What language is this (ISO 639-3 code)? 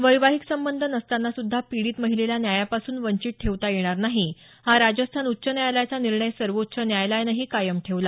mar